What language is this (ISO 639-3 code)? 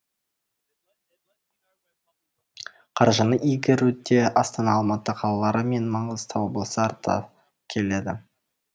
kaz